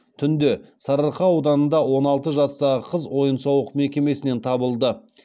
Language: Kazakh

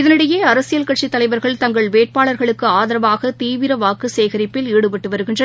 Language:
Tamil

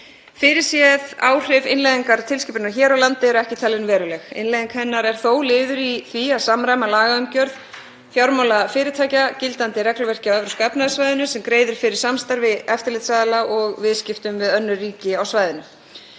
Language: Icelandic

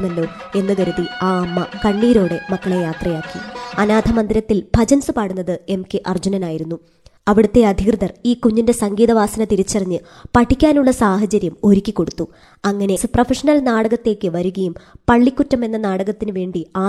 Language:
Malayalam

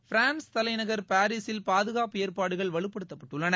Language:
Tamil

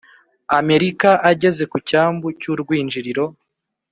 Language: Kinyarwanda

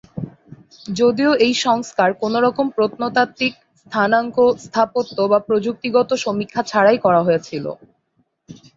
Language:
Bangla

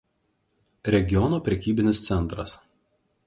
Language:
Lithuanian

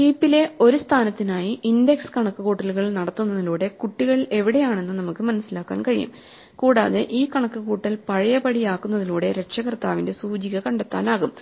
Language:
Malayalam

